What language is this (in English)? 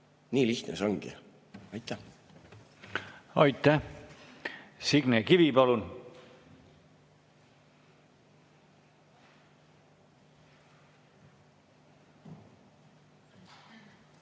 Estonian